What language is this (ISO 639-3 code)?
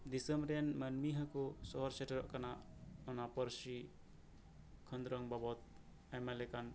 sat